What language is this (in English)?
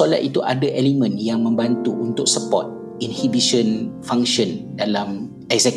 Malay